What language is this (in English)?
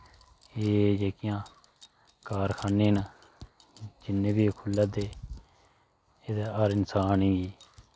Dogri